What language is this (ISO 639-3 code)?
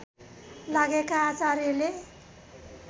nep